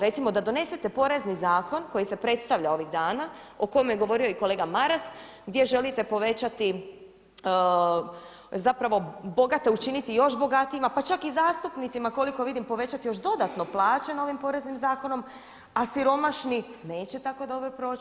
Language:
Croatian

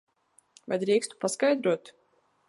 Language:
Latvian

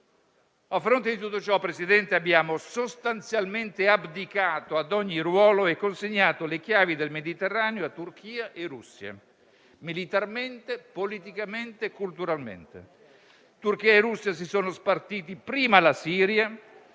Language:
Italian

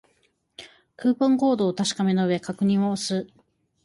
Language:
Japanese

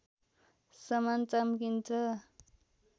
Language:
Nepali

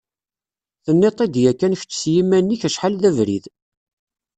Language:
Kabyle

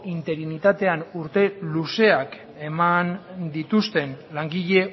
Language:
Basque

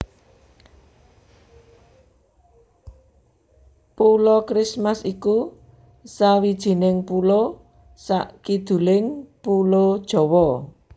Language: Javanese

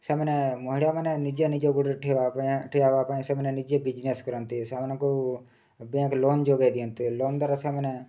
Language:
Odia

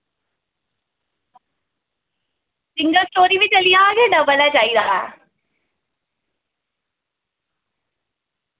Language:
Dogri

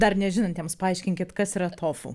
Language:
Lithuanian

